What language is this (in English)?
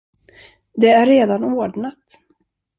Swedish